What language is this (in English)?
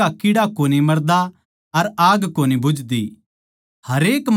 Haryanvi